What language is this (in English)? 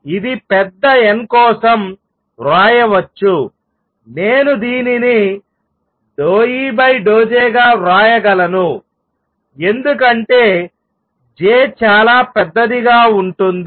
Telugu